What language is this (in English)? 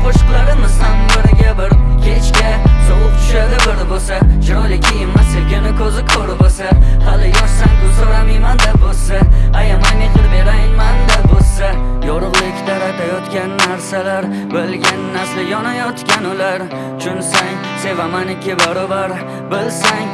Uzbek